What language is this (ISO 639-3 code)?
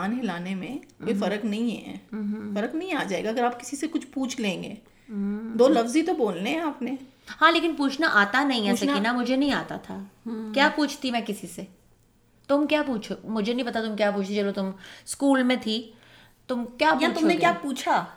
urd